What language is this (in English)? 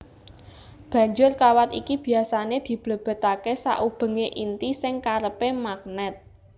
Javanese